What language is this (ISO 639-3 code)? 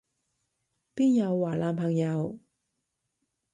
yue